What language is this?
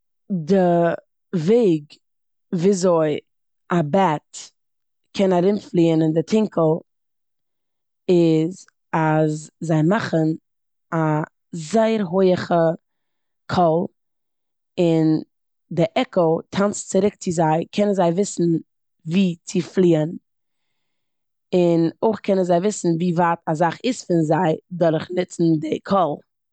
Yiddish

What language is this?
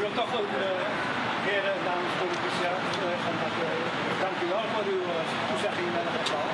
Dutch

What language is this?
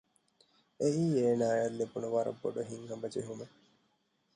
Divehi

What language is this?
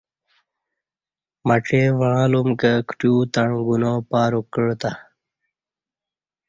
Kati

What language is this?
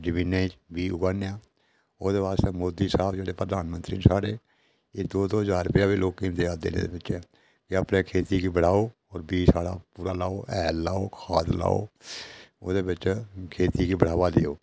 Dogri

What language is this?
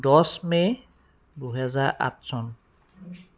Assamese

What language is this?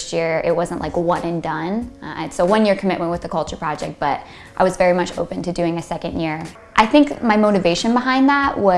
English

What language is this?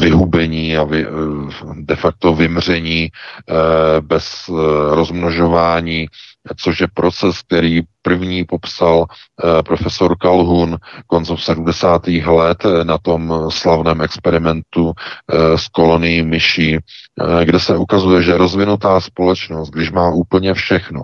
Czech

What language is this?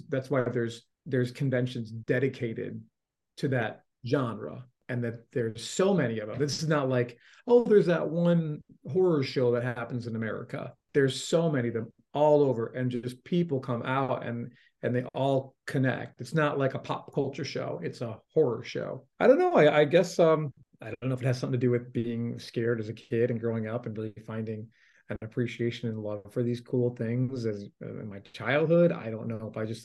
English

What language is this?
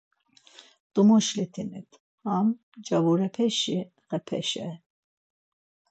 Laz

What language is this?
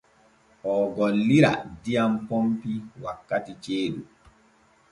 Borgu Fulfulde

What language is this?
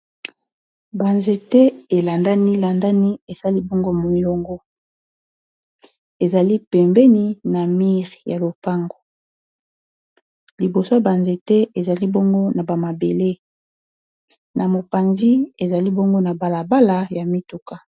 Lingala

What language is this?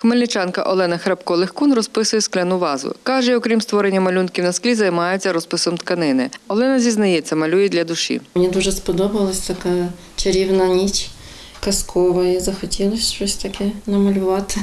Ukrainian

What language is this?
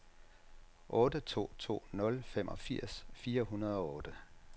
Danish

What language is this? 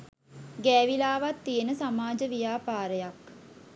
Sinhala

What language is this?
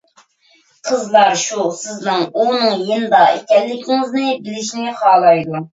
Uyghur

